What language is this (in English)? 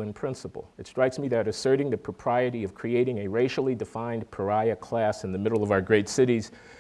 English